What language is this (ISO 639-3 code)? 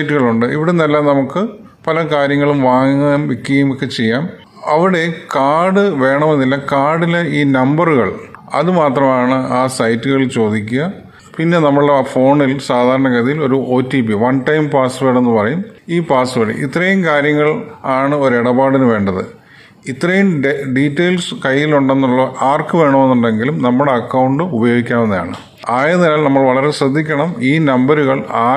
mal